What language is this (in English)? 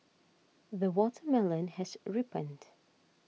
English